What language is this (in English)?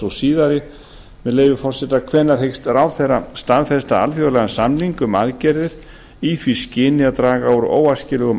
Icelandic